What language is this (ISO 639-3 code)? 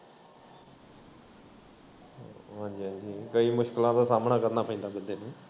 pan